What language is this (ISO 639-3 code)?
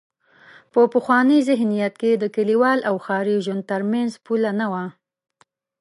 pus